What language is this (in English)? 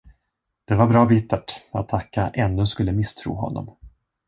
Swedish